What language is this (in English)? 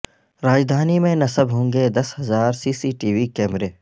Urdu